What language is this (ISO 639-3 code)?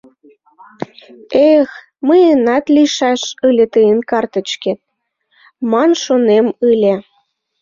chm